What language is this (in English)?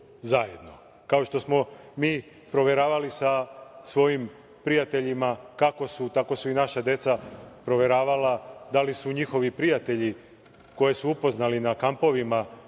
Serbian